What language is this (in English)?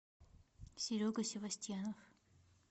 Russian